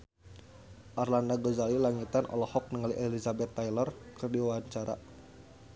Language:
Sundanese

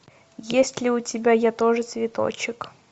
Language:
Russian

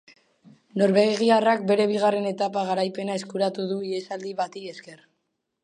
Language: Basque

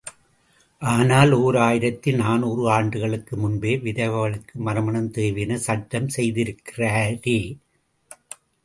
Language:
Tamil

